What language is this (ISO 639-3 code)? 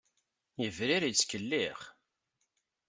kab